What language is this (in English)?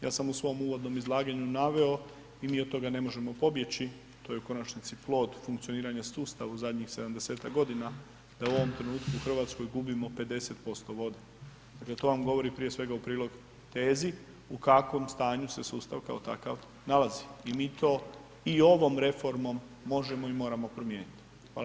Croatian